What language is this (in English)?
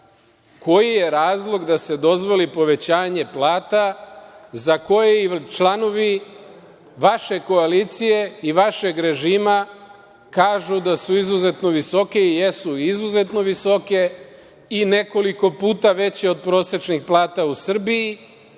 Serbian